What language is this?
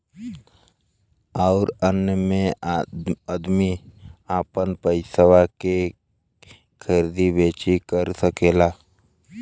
Bhojpuri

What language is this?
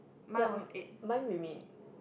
English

